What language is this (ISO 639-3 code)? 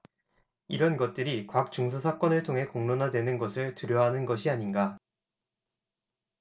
kor